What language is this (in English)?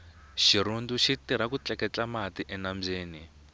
Tsonga